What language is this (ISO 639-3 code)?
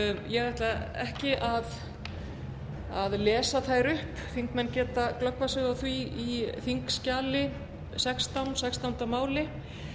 isl